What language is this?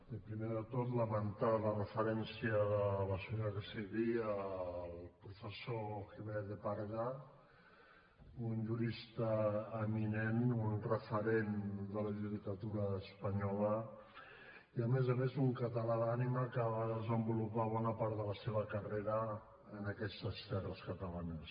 Catalan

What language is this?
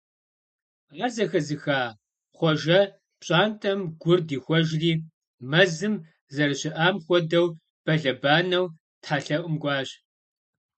Kabardian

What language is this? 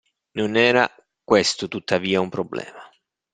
Italian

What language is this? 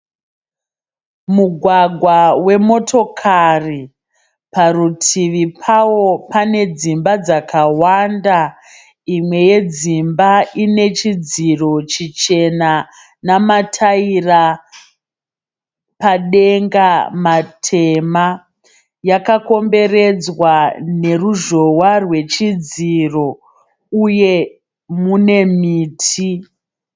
Shona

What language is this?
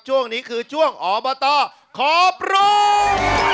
Thai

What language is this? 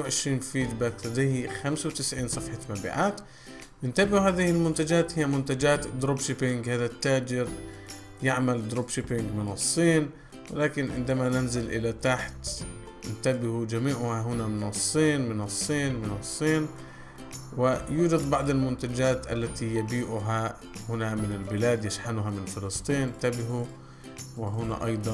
Arabic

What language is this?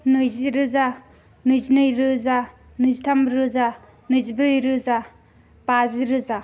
Bodo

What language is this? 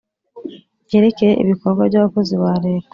Kinyarwanda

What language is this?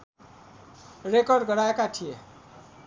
Nepali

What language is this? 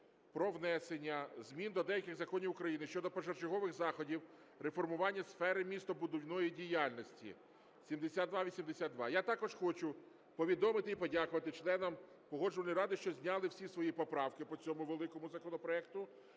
Ukrainian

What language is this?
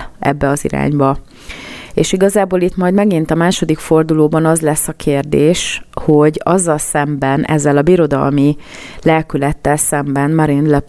Hungarian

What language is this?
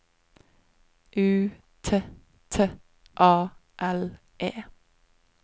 Norwegian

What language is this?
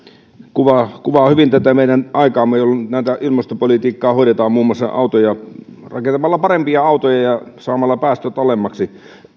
Finnish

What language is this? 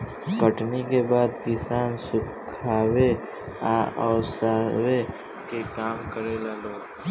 Bhojpuri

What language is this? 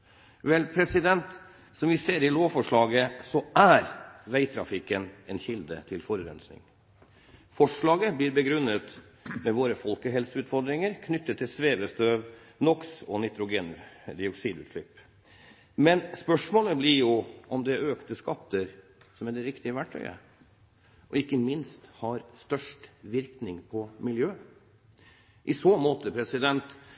Norwegian Bokmål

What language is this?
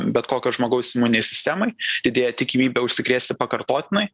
Lithuanian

